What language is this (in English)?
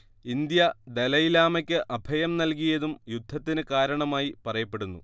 Malayalam